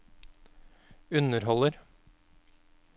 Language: Norwegian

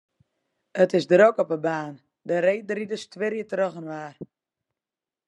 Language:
Western Frisian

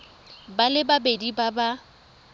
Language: Tswana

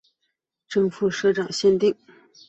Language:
Chinese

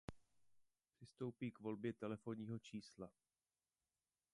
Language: Czech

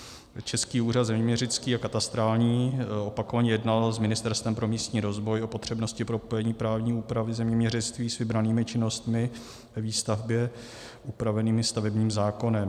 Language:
Czech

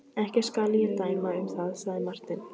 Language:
Icelandic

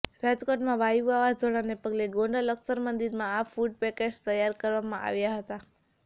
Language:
Gujarati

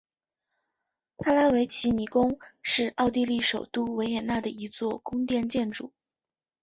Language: Chinese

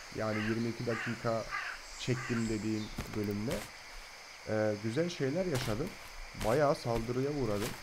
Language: Turkish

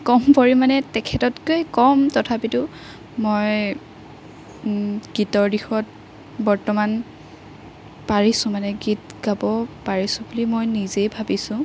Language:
Assamese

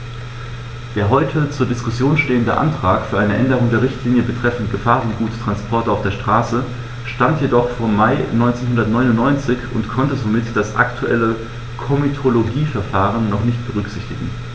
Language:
German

